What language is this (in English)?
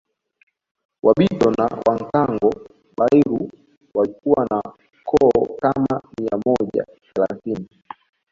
Swahili